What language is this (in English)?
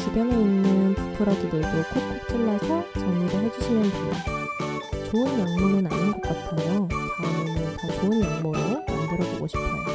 Korean